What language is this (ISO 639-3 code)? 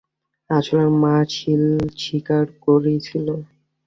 ben